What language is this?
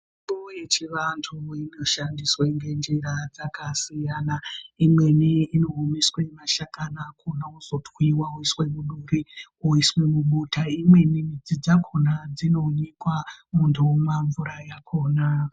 Ndau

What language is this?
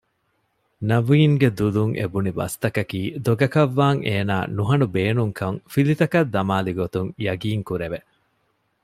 Divehi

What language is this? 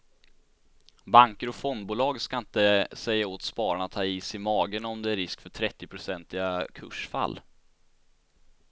Swedish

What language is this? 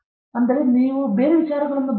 Kannada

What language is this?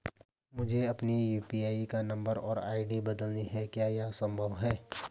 Hindi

